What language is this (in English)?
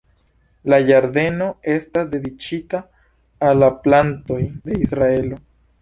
Esperanto